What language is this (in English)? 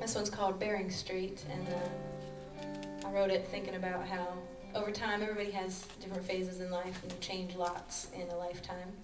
English